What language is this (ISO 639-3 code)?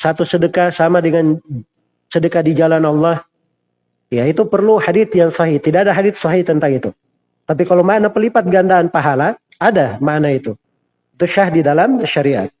ind